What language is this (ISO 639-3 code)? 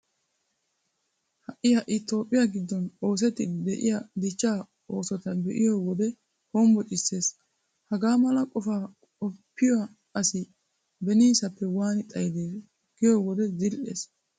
wal